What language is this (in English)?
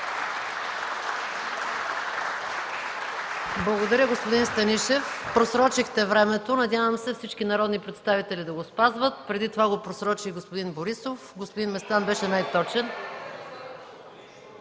Bulgarian